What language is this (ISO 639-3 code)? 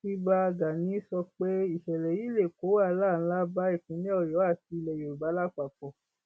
yor